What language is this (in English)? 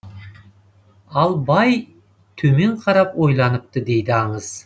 Kazakh